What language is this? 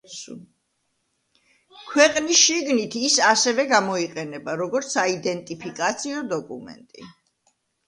Georgian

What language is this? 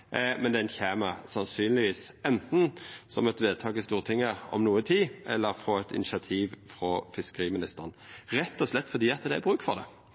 Norwegian Nynorsk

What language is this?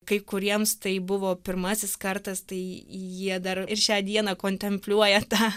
Lithuanian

